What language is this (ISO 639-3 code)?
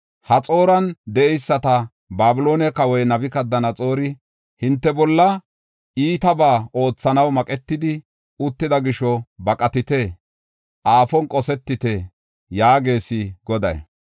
gof